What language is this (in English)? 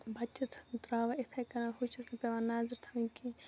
Kashmiri